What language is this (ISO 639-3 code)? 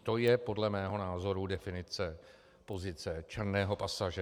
ces